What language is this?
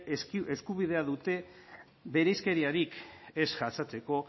Basque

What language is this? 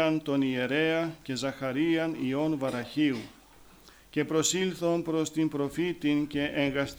Greek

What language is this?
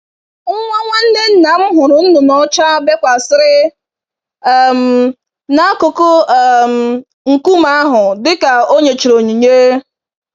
Igbo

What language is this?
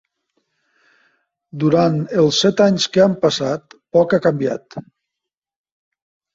Catalan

